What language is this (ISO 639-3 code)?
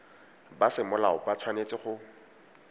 tsn